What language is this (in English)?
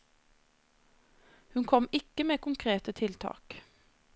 Norwegian